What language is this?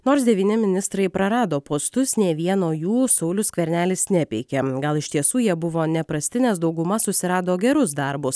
Lithuanian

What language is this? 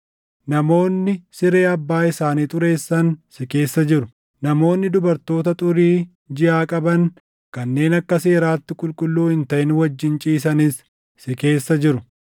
Oromo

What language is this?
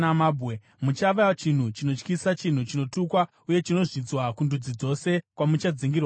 Shona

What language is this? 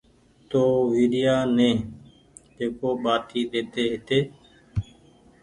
Goaria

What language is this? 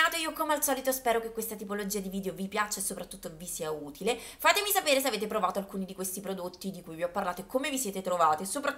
Italian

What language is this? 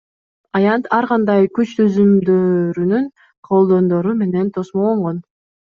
Kyrgyz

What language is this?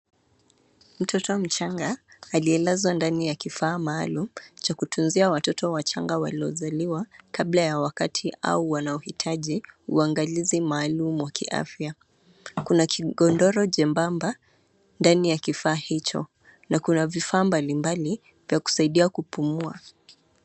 Swahili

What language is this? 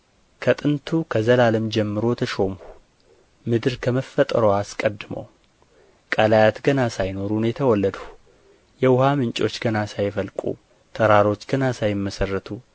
Amharic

